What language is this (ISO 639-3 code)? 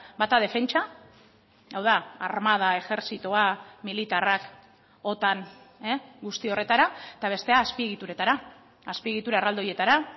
eus